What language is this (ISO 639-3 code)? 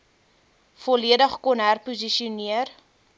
afr